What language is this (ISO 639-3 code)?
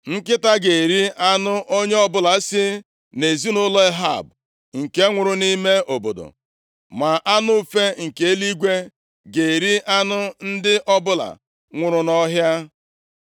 ibo